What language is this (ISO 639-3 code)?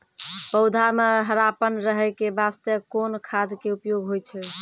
mai